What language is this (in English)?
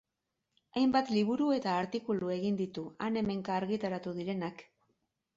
Basque